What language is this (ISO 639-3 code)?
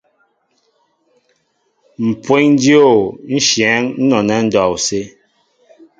mbo